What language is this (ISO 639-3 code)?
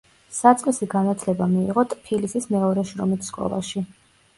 kat